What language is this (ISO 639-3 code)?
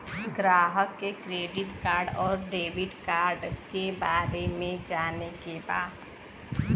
bho